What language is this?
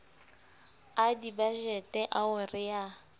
Southern Sotho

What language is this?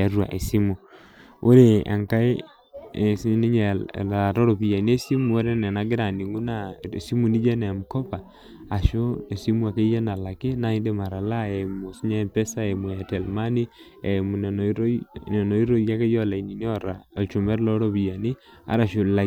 Masai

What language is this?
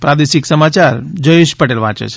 Gujarati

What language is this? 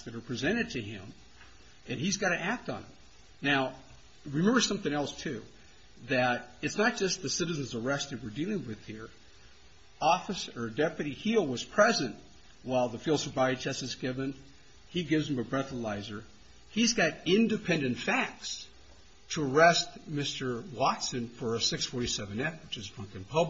English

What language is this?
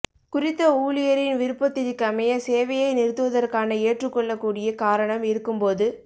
Tamil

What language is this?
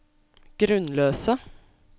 Norwegian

